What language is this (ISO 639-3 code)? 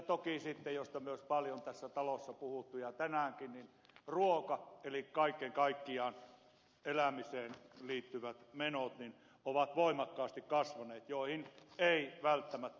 fin